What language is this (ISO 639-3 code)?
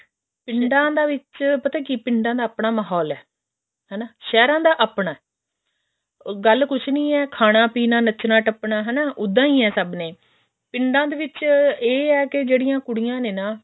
pan